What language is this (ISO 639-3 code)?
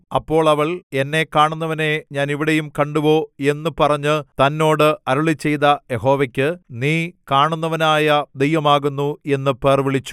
mal